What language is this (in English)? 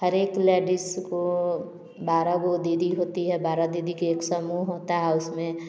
Hindi